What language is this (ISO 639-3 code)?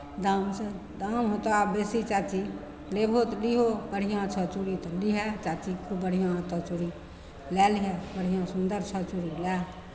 mai